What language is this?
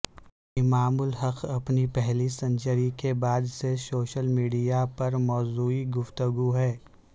Urdu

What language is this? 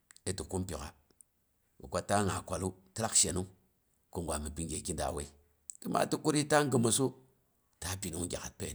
Boghom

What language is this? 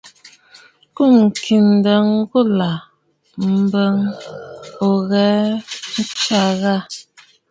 Bafut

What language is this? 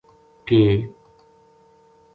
Gujari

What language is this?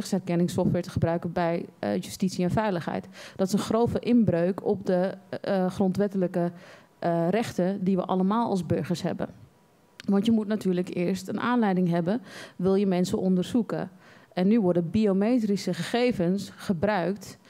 Dutch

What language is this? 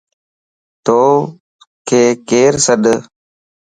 Lasi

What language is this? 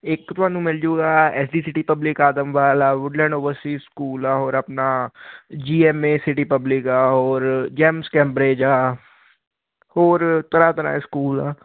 Punjabi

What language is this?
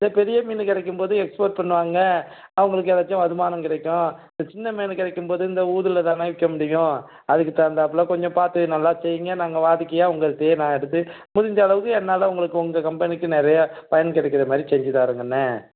Tamil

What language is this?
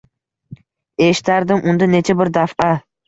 Uzbek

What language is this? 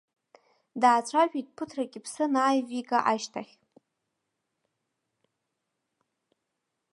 Abkhazian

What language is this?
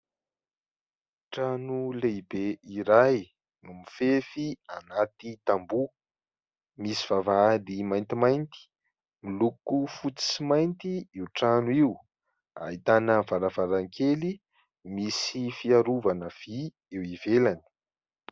Malagasy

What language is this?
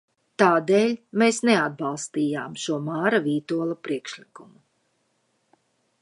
Latvian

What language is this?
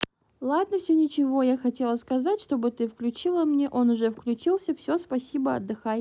Russian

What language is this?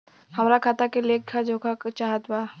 Bhojpuri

